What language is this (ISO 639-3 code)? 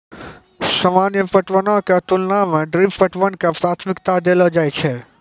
mai